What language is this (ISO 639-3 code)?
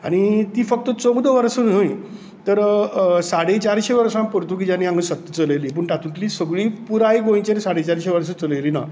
kok